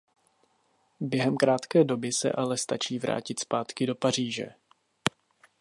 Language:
Czech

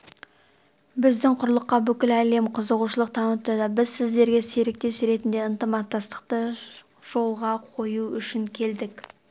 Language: Kazakh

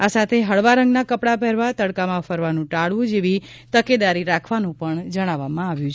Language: Gujarati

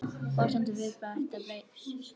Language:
Icelandic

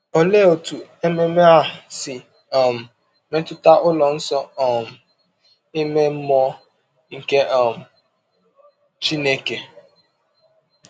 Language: Igbo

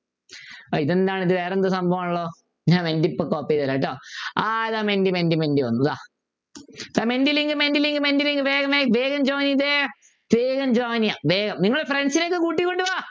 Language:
Malayalam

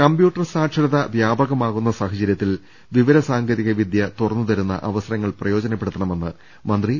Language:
Malayalam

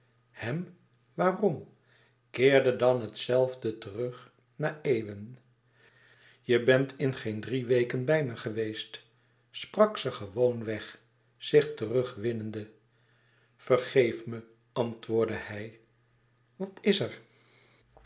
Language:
Dutch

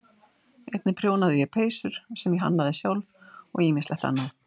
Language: Icelandic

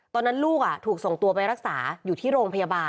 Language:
Thai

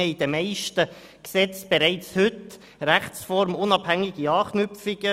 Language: Swiss German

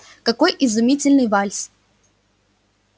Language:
Russian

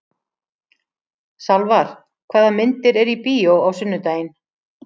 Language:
Icelandic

